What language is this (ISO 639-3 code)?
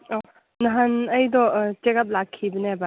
mni